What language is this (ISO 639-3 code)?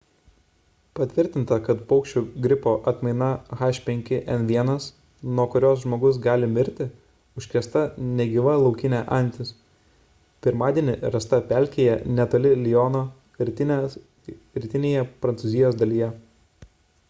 lit